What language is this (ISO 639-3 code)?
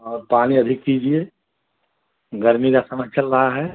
hin